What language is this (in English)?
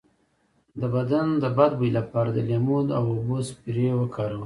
Pashto